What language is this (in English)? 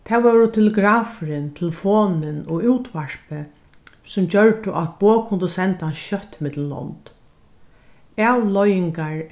Faroese